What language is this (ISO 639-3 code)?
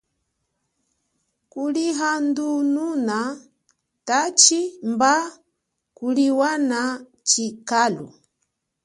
cjk